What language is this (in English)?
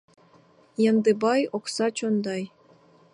Mari